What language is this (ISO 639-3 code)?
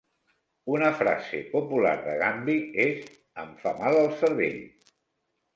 cat